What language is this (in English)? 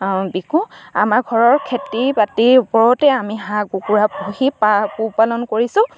Assamese